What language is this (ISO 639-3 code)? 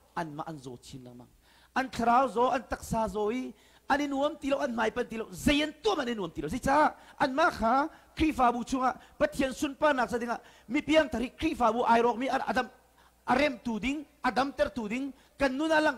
ind